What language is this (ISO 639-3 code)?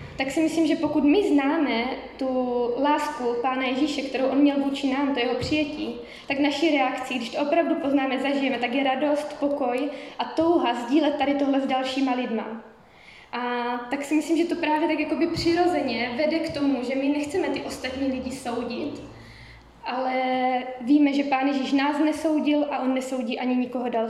ces